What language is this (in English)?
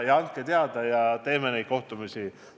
Estonian